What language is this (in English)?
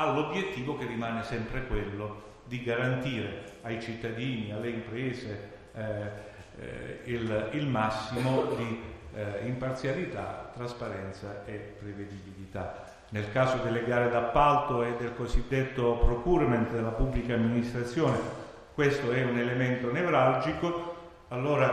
Italian